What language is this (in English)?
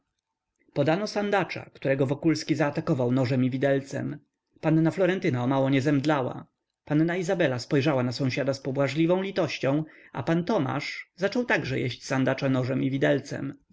Polish